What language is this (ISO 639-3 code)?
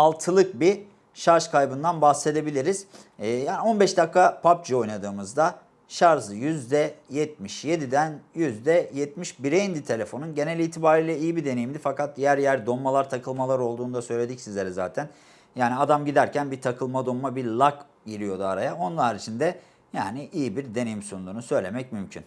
tur